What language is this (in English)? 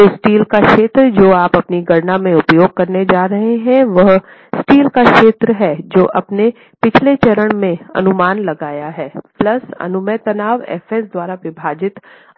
Hindi